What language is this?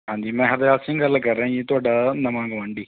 Punjabi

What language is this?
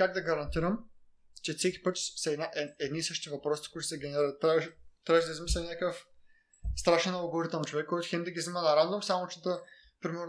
Bulgarian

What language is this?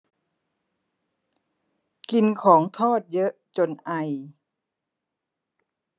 Thai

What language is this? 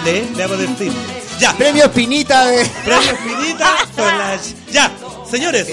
Spanish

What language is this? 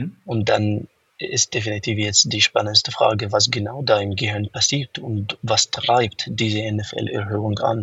German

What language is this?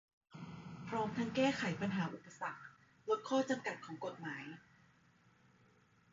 Thai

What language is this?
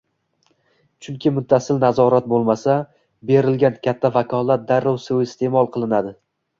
Uzbek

